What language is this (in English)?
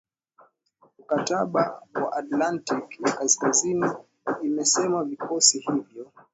Swahili